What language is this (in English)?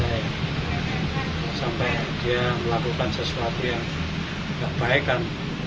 Indonesian